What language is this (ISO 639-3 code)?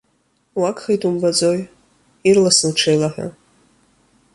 abk